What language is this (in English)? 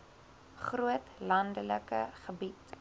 Afrikaans